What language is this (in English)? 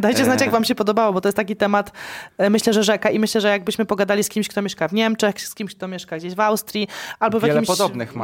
Polish